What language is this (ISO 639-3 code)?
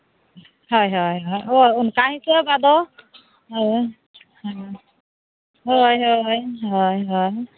sat